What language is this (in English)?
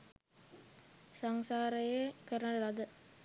Sinhala